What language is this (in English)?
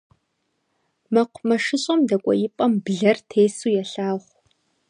Kabardian